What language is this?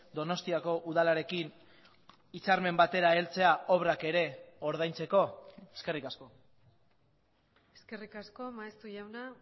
Basque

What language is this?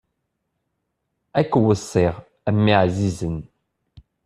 Kabyle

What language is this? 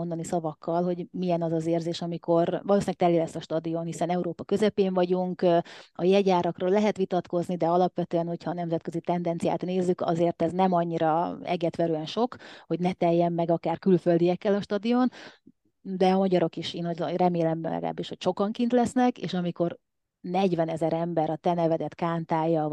Hungarian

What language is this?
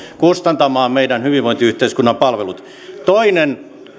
Finnish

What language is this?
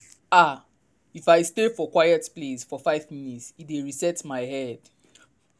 Nigerian Pidgin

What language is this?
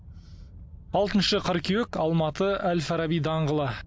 Kazakh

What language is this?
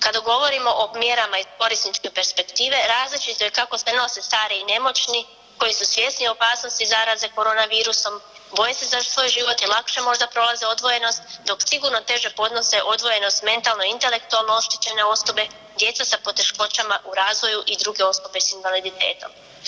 Croatian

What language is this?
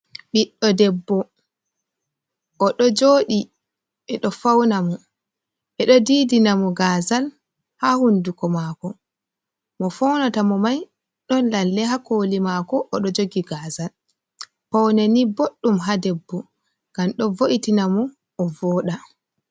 Fula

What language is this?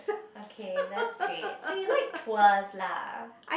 English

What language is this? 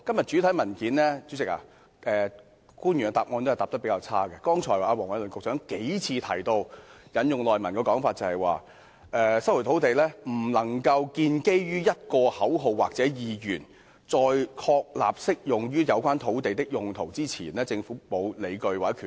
Cantonese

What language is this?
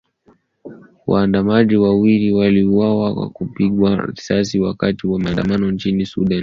Swahili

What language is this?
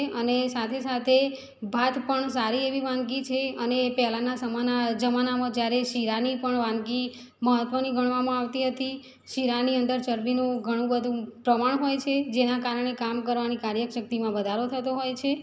Gujarati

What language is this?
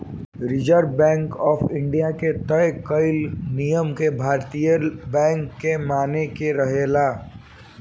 Bhojpuri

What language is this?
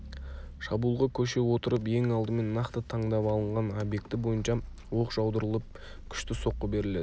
Kazakh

